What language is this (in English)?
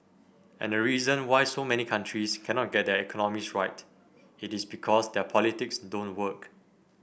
English